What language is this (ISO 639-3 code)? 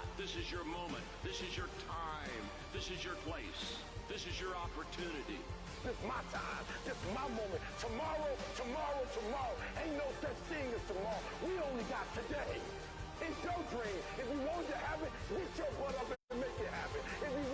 fra